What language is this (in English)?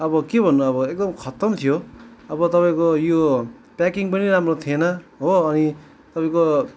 Nepali